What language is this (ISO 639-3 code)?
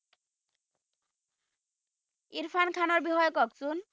asm